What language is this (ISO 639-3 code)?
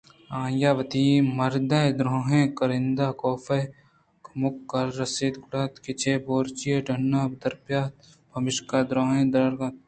bgp